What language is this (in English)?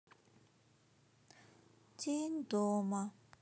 Russian